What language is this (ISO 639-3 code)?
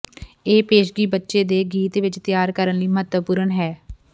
pan